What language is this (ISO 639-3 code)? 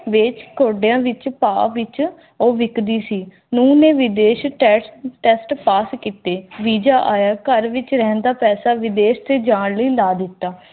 pan